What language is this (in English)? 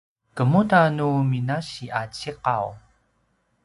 Paiwan